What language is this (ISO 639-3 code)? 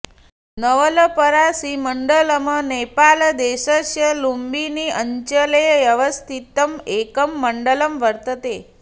san